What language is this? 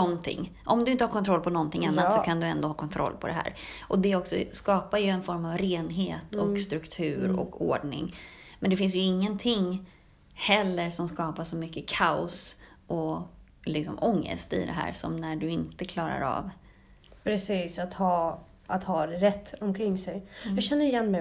Swedish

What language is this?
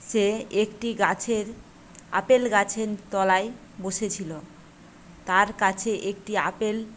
Bangla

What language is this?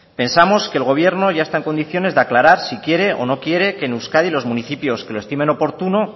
Spanish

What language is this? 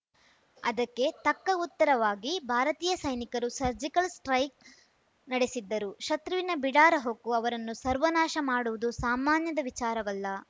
Kannada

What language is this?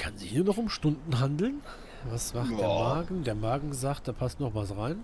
German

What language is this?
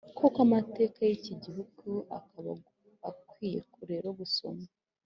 Kinyarwanda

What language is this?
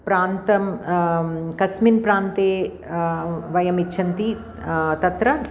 Sanskrit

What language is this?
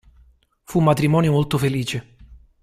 Italian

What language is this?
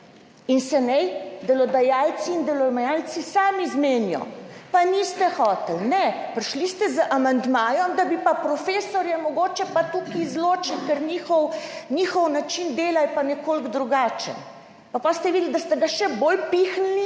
Slovenian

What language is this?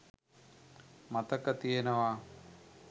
Sinhala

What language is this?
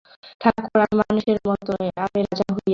Bangla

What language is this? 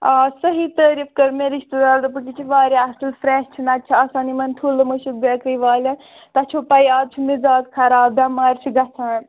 Kashmiri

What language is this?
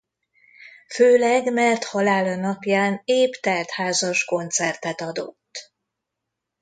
Hungarian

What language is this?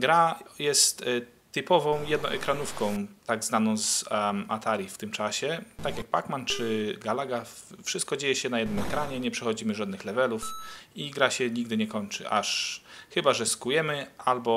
Polish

